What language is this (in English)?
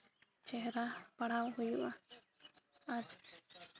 Santali